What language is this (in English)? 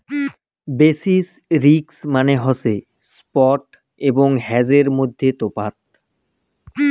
Bangla